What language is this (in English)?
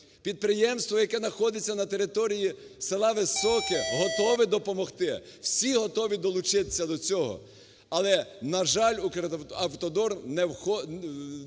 Ukrainian